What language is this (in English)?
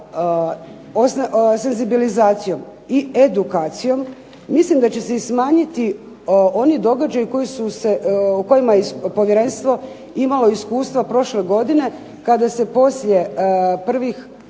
Croatian